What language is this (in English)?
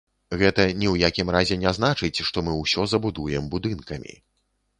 Belarusian